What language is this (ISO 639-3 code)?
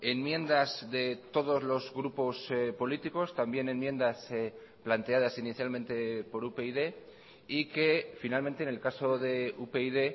spa